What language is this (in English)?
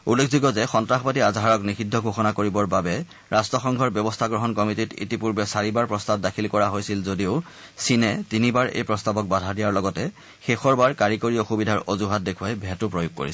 Assamese